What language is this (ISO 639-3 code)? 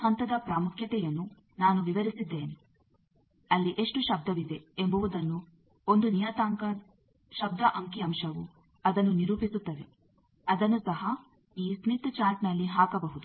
kan